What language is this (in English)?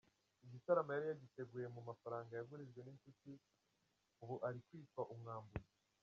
Kinyarwanda